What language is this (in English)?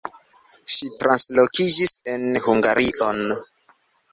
Esperanto